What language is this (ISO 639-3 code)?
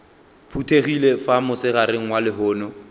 nso